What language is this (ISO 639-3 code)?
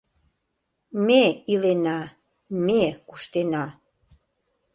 chm